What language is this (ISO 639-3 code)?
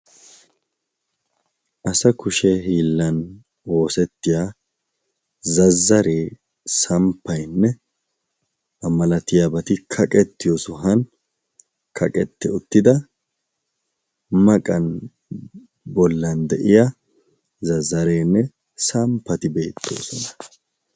wal